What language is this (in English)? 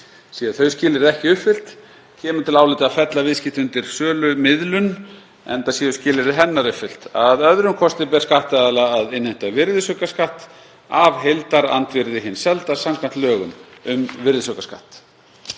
Icelandic